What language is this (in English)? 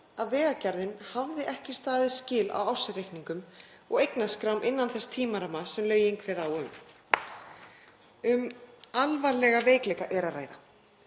Icelandic